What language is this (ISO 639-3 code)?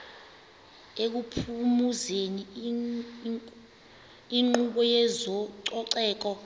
xho